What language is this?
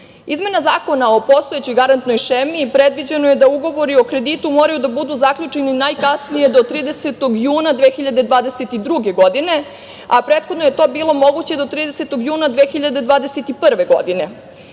Serbian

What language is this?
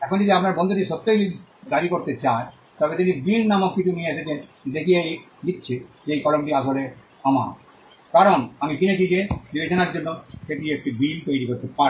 Bangla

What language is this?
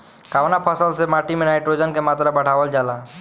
Bhojpuri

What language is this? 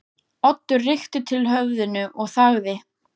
Icelandic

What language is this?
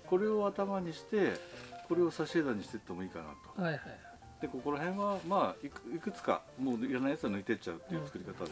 Japanese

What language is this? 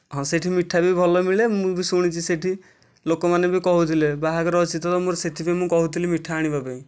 Odia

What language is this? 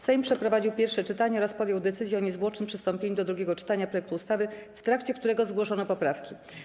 Polish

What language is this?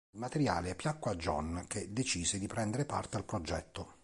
Italian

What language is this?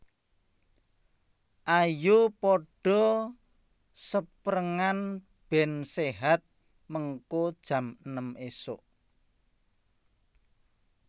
Javanese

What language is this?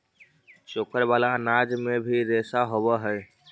Magahi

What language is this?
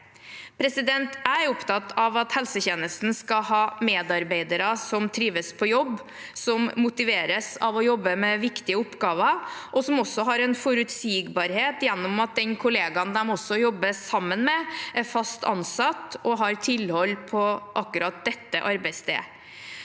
Norwegian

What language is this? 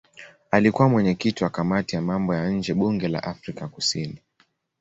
Swahili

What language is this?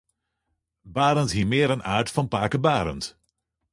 Western Frisian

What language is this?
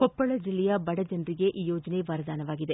Kannada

